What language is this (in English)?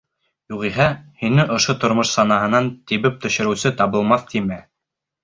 Bashkir